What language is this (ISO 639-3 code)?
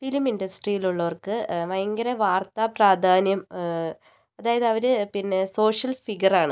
mal